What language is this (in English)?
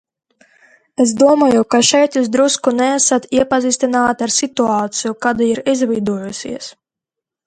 Latvian